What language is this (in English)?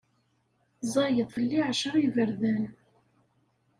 Kabyle